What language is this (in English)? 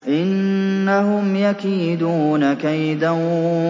Arabic